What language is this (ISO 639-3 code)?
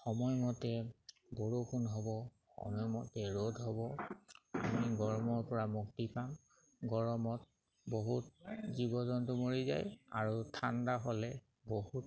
asm